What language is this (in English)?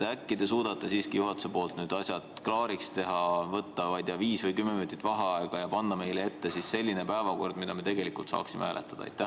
Estonian